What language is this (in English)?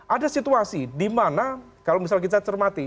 Indonesian